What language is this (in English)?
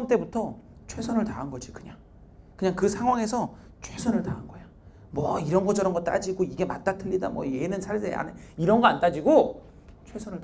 Korean